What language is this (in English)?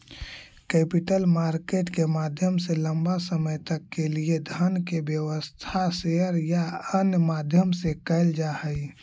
Magahi